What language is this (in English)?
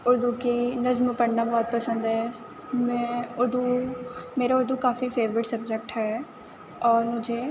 Urdu